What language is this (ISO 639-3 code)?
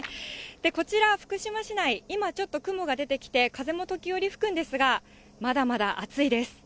jpn